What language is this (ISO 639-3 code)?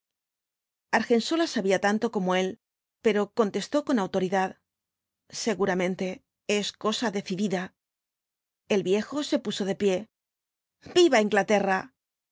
spa